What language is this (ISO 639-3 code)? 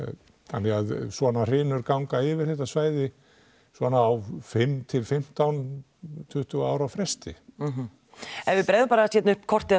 isl